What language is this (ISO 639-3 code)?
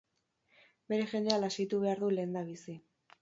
eus